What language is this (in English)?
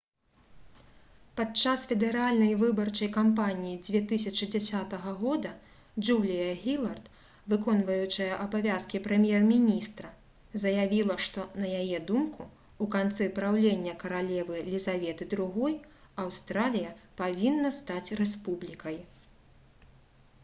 Belarusian